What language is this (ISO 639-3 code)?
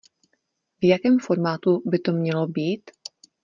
ces